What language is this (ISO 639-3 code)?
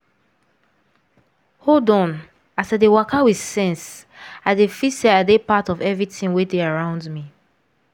pcm